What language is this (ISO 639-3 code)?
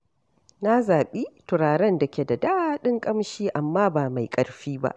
hau